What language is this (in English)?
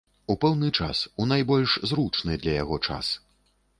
Belarusian